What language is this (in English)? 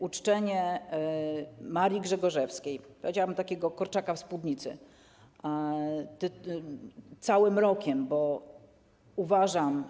Polish